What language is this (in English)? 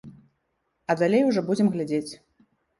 Belarusian